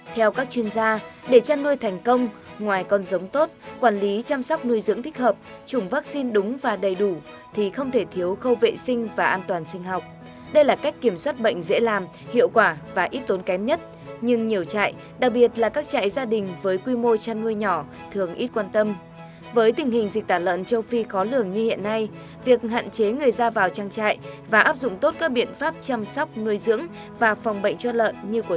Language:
Vietnamese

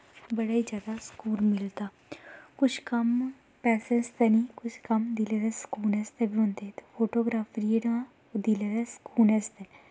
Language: Dogri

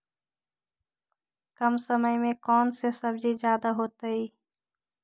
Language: Magahi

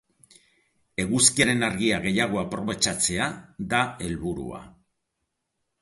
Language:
Basque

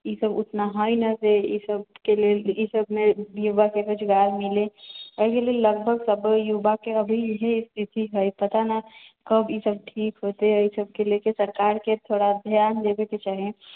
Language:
Maithili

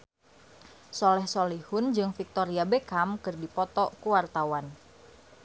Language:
Sundanese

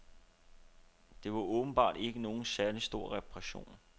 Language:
Danish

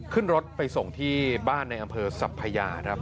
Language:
Thai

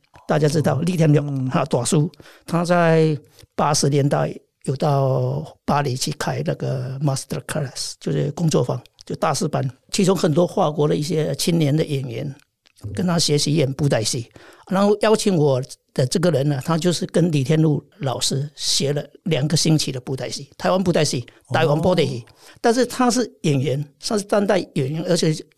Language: Chinese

